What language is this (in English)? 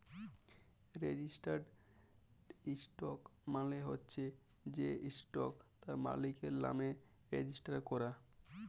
Bangla